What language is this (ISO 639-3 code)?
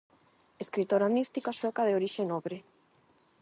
glg